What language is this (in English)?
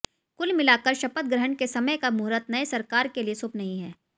Hindi